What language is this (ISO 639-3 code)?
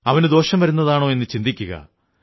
mal